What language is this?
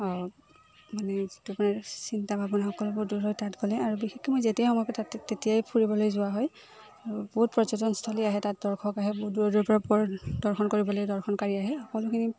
Assamese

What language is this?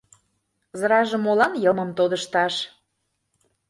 Mari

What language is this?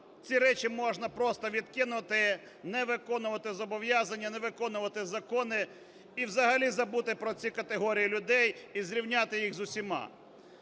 Ukrainian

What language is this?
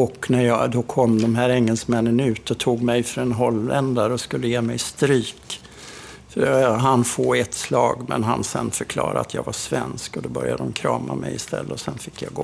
Swedish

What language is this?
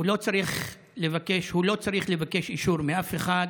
Hebrew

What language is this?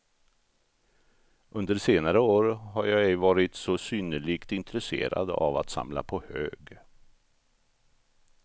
Swedish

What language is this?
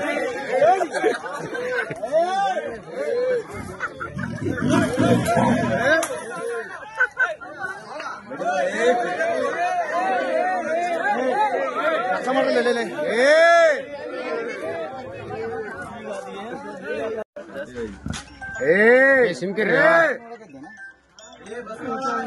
Kannada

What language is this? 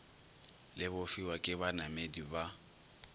Northern Sotho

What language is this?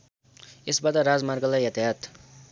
Nepali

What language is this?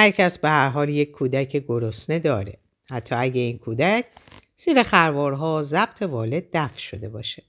Persian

